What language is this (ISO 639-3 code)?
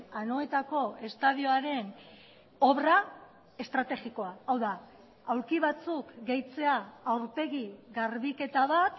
eus